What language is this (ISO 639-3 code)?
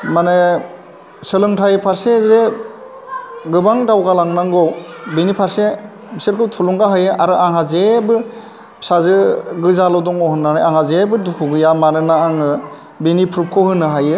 brx